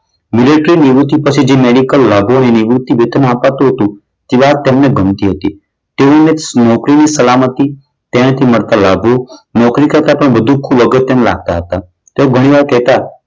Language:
Gujarati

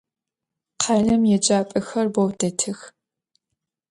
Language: Adyghe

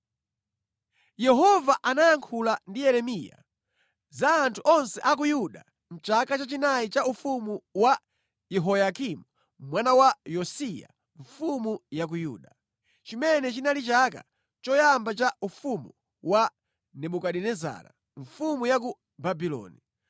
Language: Nyanja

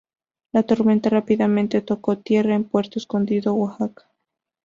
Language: Spanish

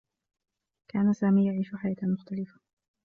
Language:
Arabic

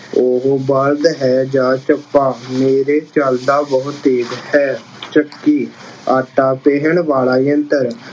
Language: Punjabi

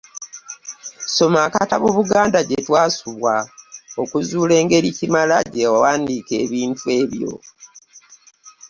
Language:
Ganda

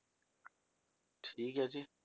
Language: Punjabi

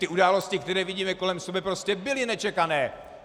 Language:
Czech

